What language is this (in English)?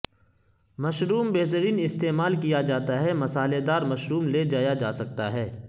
Urdu